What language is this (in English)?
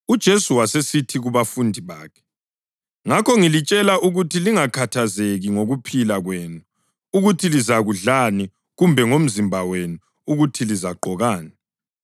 North Ndebele